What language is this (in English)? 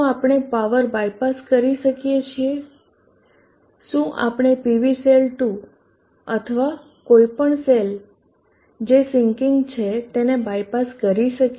Gujarati